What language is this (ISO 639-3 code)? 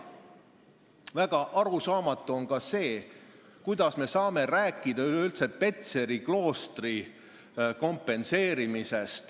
est